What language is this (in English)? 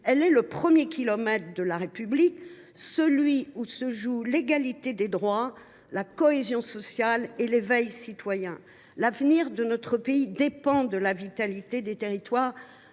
French